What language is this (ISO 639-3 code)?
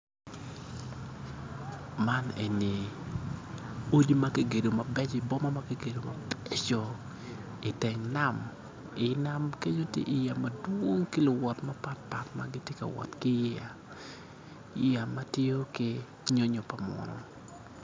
ach